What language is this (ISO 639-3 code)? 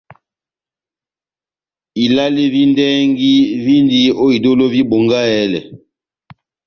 bnm